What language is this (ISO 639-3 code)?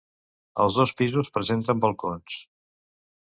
cat